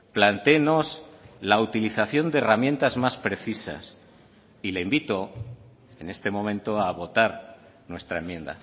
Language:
Spanish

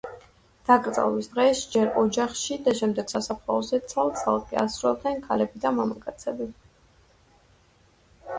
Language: Georgian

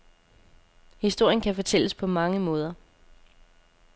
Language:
Danish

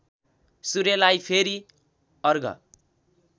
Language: Nepali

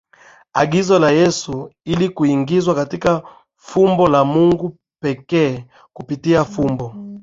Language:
Swahili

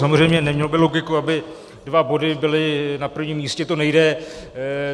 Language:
Czech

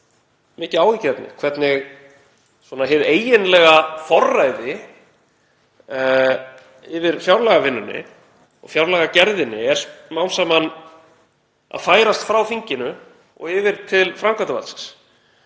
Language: Icelandic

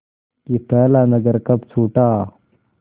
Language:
Hindi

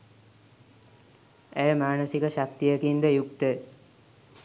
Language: Sinhala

